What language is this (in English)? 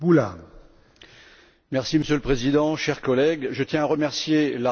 French